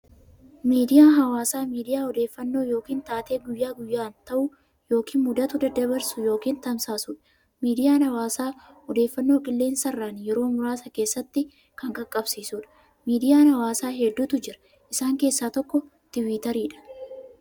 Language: Oromo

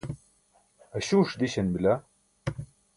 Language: Burushaski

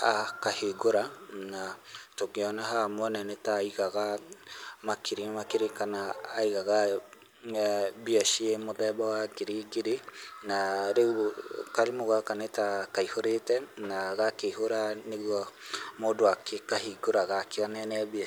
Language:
Kikuyu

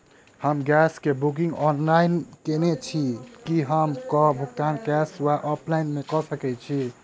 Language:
Maithili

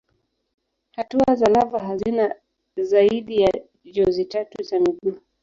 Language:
Swahili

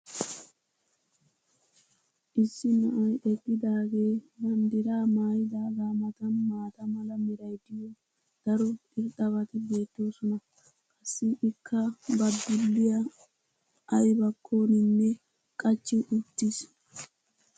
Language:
Wolaytta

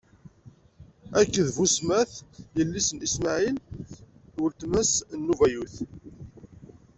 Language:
Kabyle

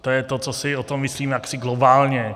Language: Czech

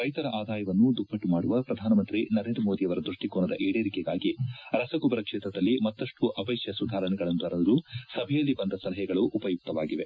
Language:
Kannada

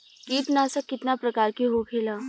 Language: Bhojpuri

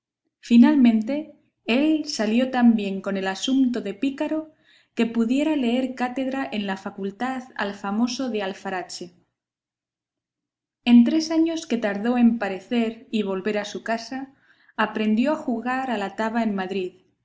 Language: Spanish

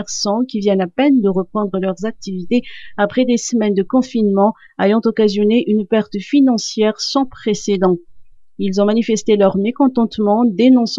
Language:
French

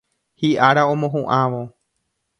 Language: Guarani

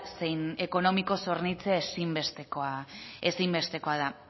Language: Basque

